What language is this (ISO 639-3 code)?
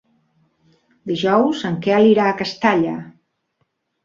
cat